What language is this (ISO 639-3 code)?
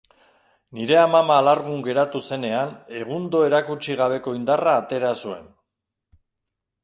eus